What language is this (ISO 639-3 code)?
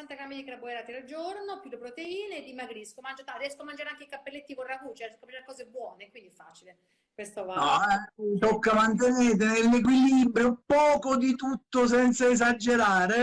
ita